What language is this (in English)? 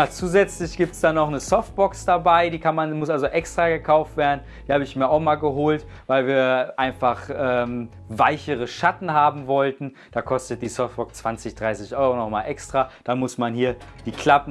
German